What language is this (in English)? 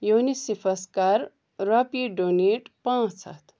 Kashmiri